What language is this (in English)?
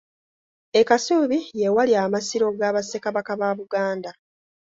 Ganda